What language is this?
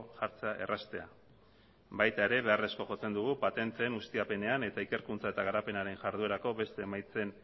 Basque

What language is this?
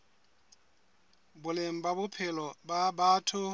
Southern Sotho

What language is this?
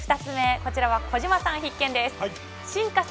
Japanese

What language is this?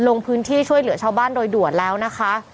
Thai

